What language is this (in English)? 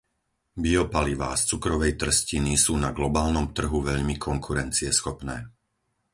Slovak